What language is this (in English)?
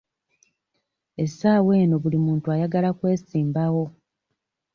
Ganda